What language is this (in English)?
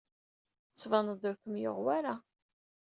Kabyle